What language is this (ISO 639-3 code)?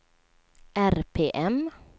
swe